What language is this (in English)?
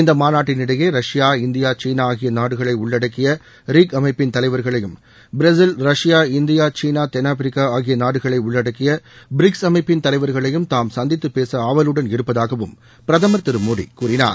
Tamil